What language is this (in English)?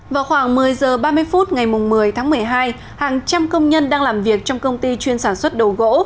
Vietnamese